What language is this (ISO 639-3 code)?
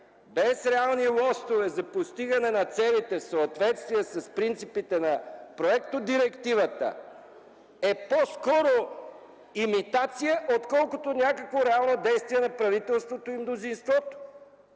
bul